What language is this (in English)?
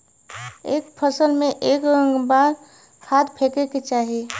Bhojpuri